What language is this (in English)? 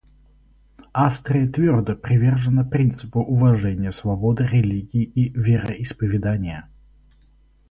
Russian